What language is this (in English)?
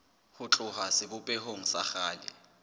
Southern Sotho